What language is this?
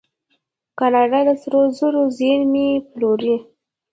Pashto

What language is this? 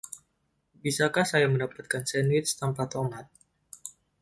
Indonesian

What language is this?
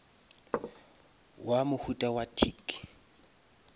Northern Sotho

